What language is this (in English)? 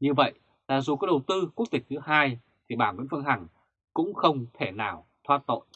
Vietnamese